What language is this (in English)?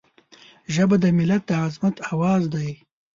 Pashto